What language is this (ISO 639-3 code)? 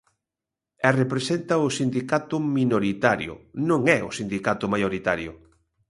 glg